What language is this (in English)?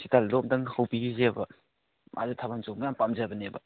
Manipuri